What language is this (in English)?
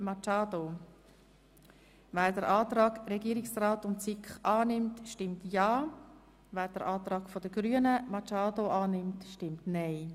Swiss German